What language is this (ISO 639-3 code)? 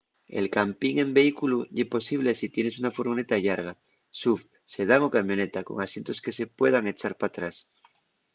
ast